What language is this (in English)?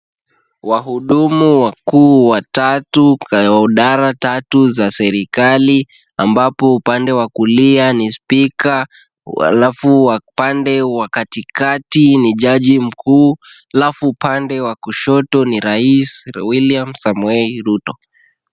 Swahili